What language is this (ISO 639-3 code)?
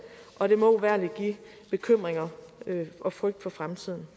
dan